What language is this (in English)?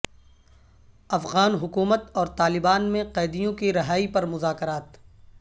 Urdu